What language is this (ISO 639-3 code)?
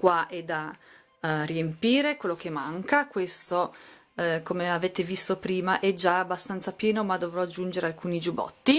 ita